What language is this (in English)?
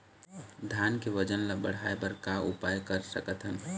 Chhattisgarhi